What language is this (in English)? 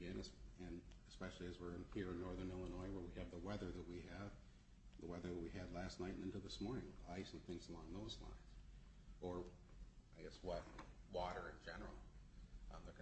English